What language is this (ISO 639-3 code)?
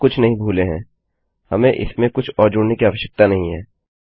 hin